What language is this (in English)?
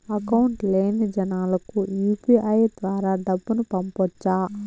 Telugu